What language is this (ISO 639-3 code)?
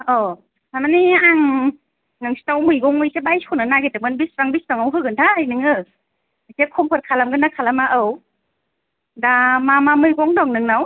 brx